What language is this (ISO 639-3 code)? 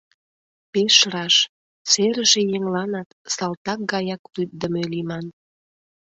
chm